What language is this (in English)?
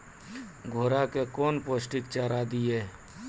Maithili